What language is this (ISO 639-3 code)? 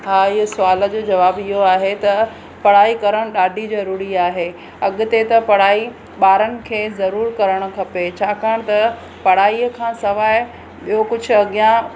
snd